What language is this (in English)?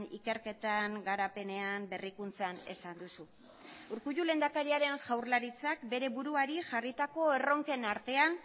Basque